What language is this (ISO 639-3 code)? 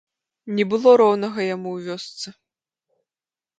bel